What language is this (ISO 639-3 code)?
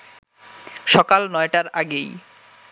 ben